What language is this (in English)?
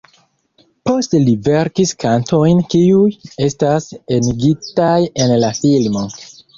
Esperanto